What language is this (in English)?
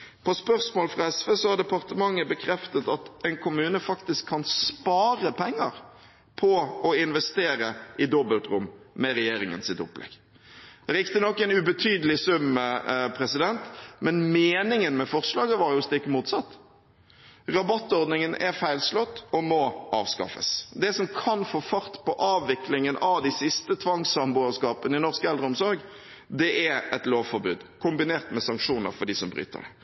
Norwegian Bokmål